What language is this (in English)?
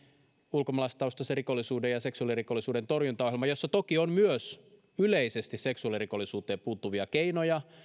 Finnish